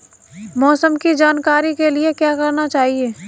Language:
Hindi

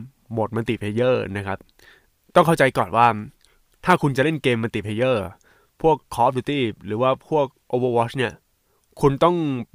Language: Thai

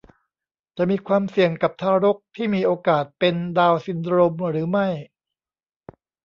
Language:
Thai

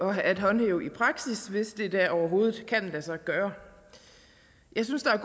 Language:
Danish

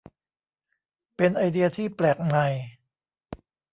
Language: Thai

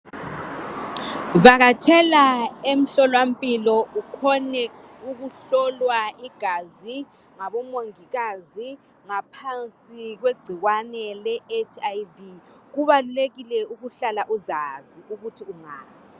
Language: North Ndebele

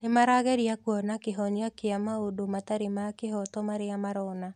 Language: Kikuyu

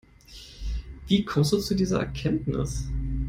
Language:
German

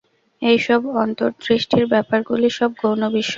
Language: Bangla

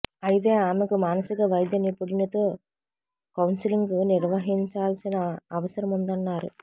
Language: Telugu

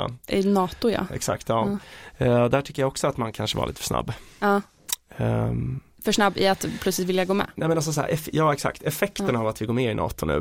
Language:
Swedish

